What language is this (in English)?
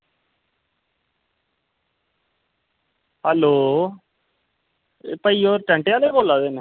Dogri